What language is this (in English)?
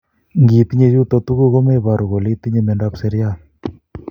Kalenjin